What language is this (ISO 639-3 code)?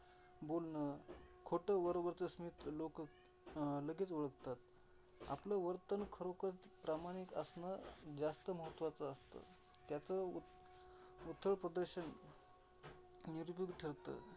mar